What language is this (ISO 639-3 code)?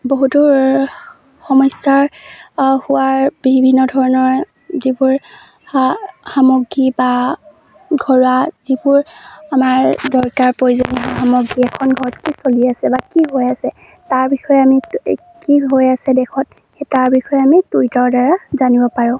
asm